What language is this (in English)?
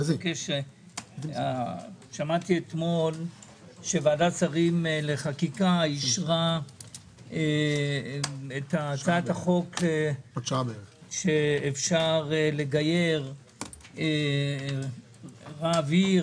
Hebrew